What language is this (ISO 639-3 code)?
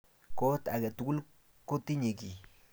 kln